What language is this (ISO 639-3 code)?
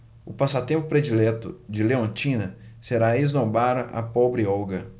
por